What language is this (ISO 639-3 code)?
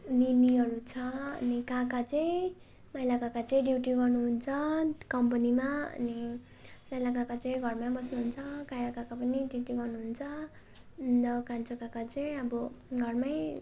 nep